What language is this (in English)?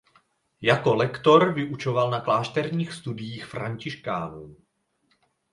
Czech